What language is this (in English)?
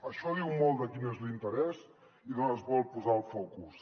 Catalan